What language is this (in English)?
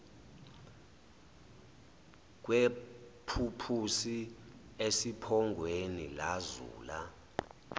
Zulu